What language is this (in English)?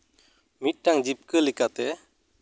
Santali